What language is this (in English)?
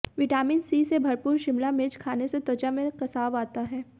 Hindi